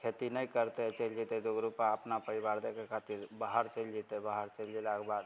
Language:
Maithili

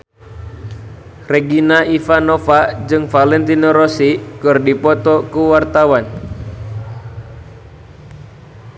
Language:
Sundanese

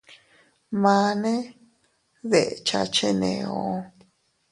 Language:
Teutila Cuicatec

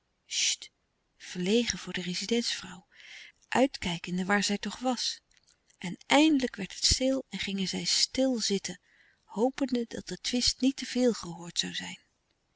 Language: Dutch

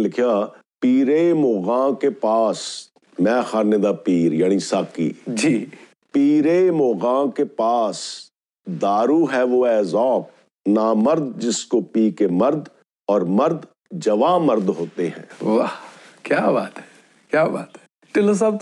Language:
Punjabi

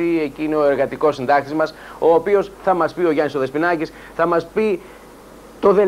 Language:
Greek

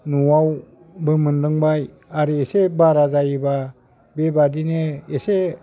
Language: Bodo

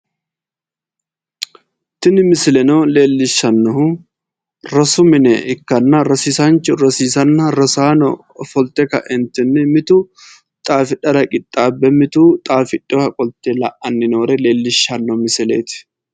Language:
Sidamo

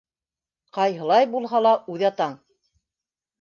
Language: Bashkir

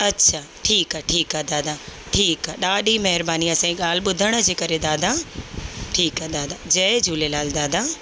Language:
Sindhi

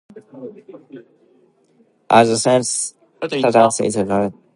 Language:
English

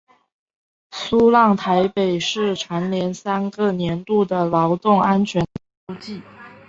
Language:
Chinese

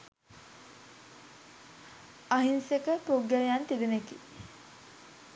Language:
Sinhala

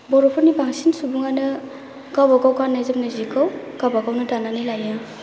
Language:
Bodo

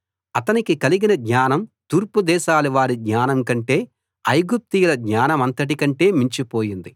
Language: Telugu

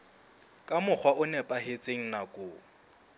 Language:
Southern Sotho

